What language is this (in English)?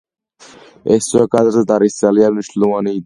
Georgian